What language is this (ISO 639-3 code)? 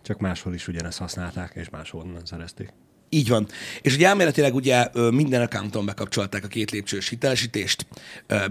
hun